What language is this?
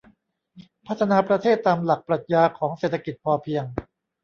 Thai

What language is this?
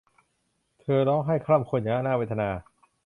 Thai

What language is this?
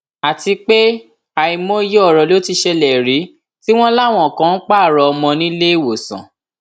Yoruba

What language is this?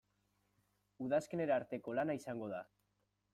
Basque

